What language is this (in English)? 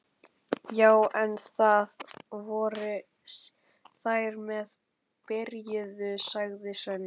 Icelandic